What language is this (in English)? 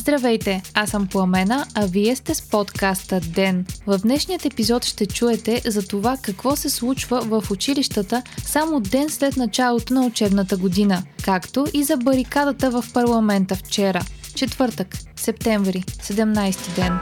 Bulgarian